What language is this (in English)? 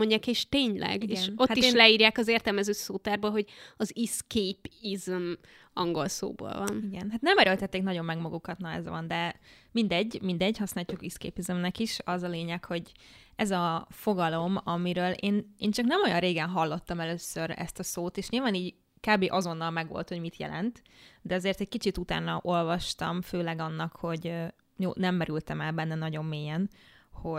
Hungarian